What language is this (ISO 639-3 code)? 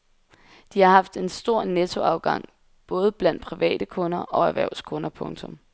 dan